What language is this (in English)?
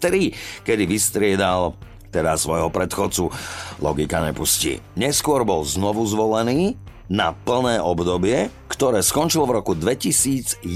Slovak